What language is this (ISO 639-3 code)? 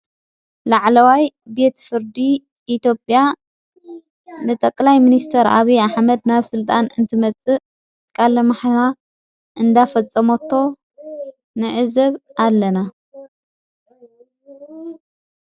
tir